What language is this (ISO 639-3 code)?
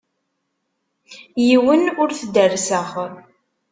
kab